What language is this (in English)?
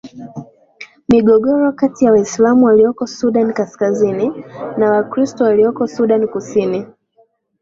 Swahili